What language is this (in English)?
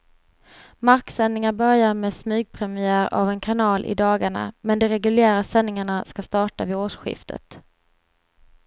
Swedish